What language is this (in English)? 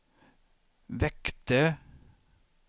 Swedish